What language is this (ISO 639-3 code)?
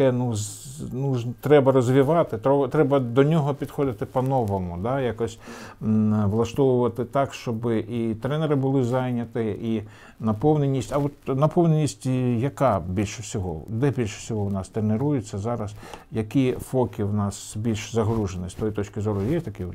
ukr